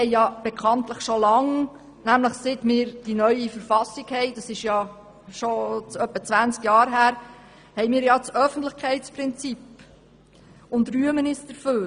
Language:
Swiss German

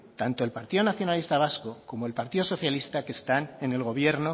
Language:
Spanish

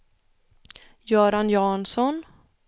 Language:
Swedish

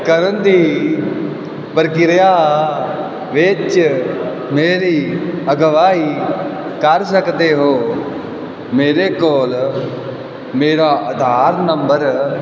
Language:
Punjabi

